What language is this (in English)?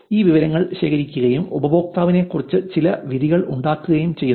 Malayalam